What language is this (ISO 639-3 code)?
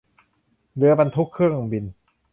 tha